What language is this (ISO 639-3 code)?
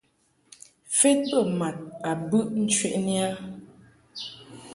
mhk